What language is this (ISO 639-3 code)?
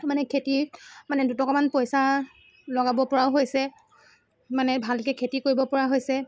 asm